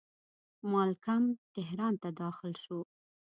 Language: Pashto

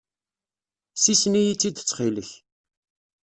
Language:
Kabyle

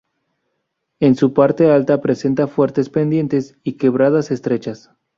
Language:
Spanish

